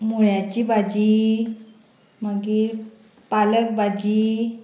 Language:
Konkani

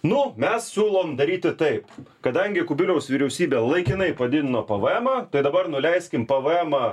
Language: Lithuanian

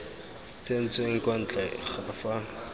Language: Tswana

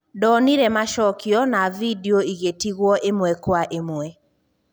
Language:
Kikuyu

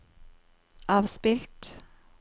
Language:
Norwegian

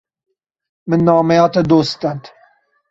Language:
Kurdish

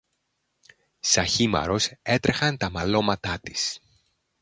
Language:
Greek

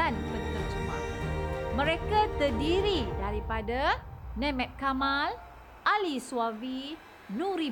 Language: Malay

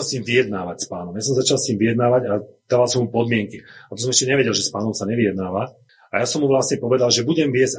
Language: Slovak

